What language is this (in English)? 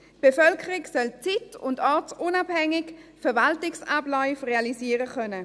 Swiss German